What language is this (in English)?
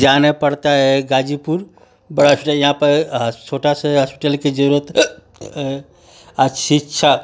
Hindi